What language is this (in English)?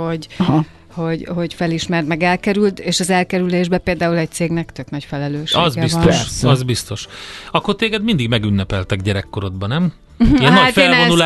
Hungarian